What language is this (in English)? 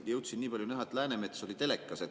Estonian